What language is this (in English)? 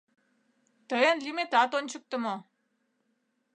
Mari